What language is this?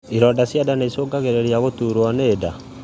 Kikuyu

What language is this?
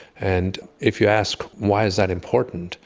English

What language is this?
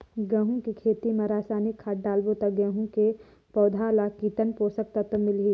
Chhattisgarhi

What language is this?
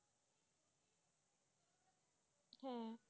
Bangla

